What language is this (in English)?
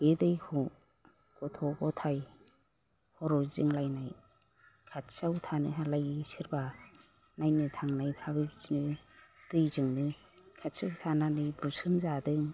Bodo